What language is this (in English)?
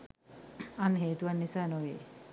Sinhala